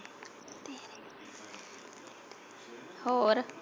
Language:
Punjabi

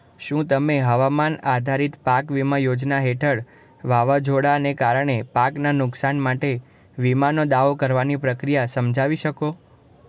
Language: Gujarati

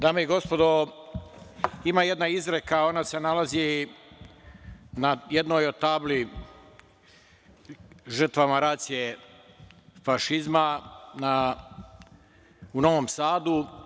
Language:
Serbian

